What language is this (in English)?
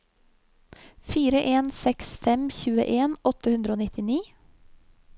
Norwegian